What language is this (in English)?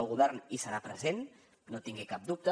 Catalan